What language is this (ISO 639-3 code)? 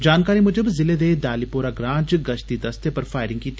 doi